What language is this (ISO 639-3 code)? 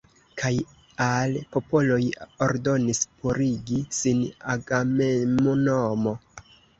epo